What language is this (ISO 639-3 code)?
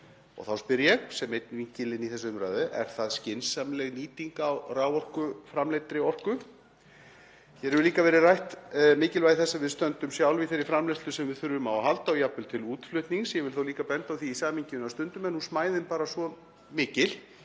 isl